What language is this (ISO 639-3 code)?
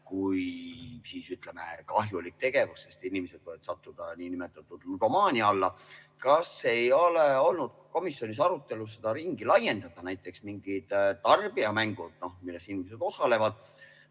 est